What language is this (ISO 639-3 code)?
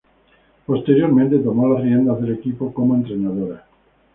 spa